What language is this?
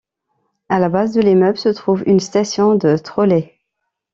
French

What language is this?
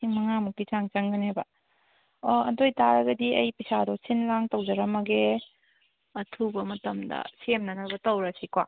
Manipuri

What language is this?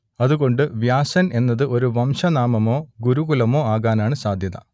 Malayalam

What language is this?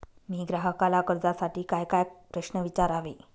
Marathi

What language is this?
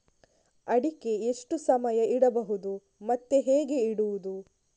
Kannada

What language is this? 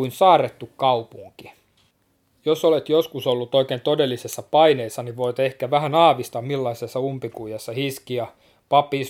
Finnish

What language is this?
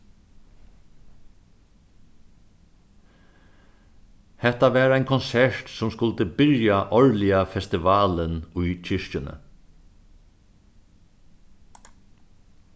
Faroese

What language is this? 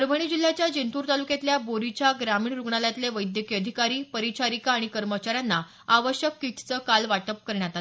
Marathi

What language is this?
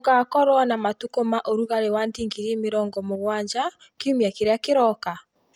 Kikuyu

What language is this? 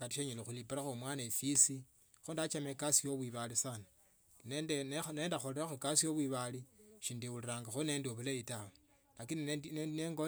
Tsotso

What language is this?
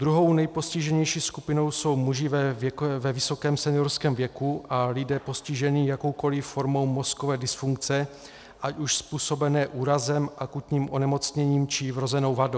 Czech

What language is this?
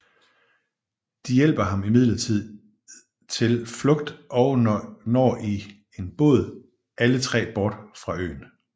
Danish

